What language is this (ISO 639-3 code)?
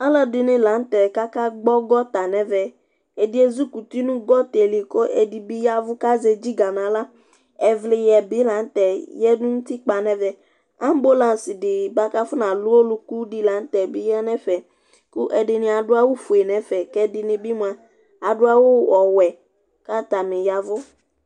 kpo